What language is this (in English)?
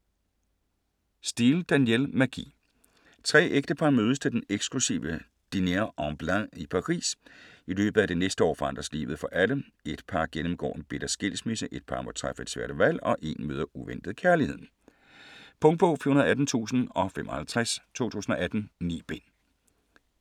Danish